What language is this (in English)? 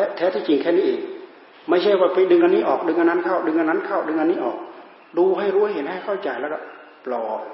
Thai